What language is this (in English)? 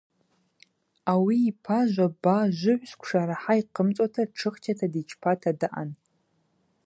Abaza